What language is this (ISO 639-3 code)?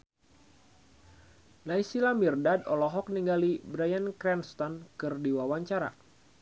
sun